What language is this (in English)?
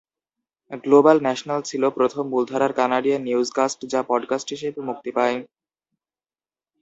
Bangla